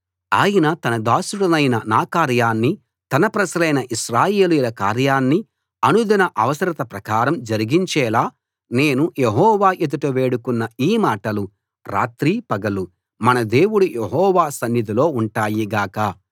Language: Telugu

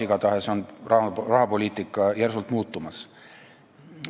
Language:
Estonian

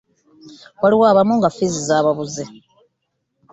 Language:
Ganda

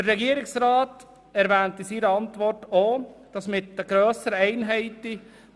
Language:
Swiss German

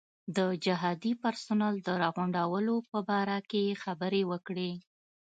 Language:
Pashto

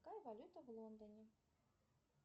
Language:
Russian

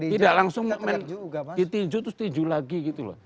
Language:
Indonesian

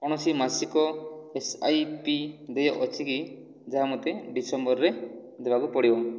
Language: Odia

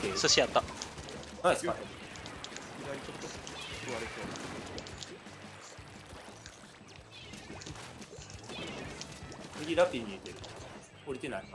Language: Japanese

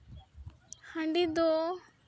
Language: Santali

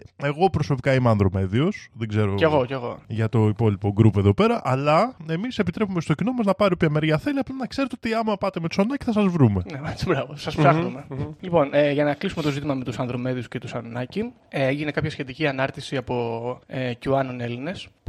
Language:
Greek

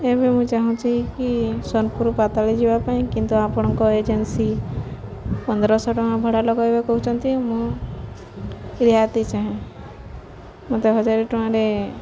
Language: Odia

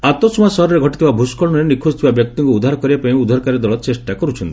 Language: Odia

